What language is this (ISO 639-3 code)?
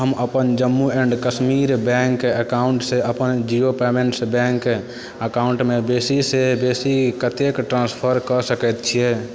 mai